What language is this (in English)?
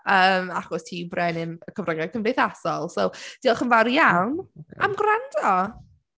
Welsh